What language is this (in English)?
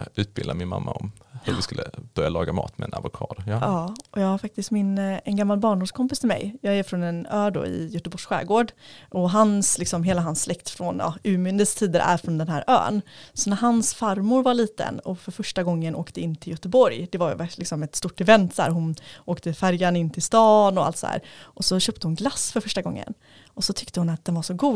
Swedish